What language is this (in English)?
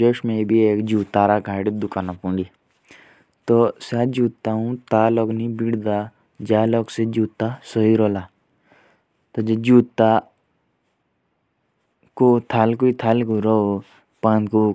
Jaunsari